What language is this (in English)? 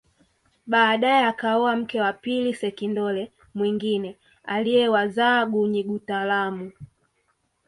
Swahili